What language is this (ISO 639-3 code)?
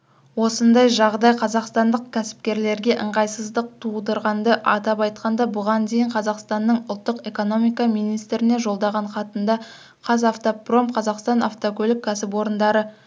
kaz